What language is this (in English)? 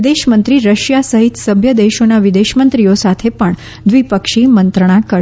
Gujarati